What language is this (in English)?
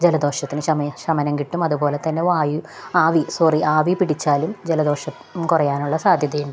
Malayalam